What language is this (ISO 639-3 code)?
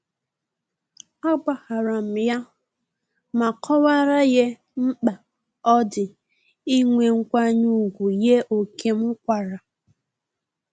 ibo